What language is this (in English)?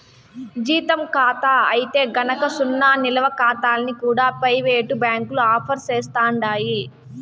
Telugu